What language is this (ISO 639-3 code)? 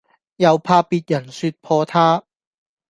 yue